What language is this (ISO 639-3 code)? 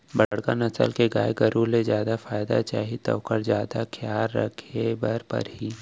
hne